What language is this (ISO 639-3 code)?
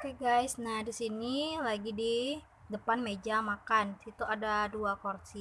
ind